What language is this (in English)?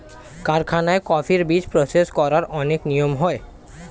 Bangla